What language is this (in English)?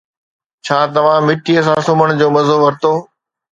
Sindhi